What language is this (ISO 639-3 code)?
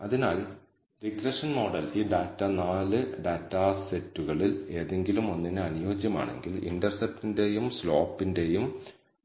mal